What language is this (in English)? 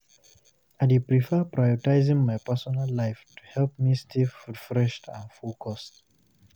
Nigerian Pidgin